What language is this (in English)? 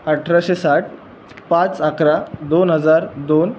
Marathi